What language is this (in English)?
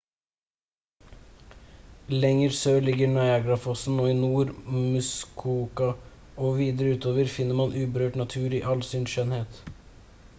Norwegian Bokmål